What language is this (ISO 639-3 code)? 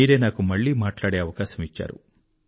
tel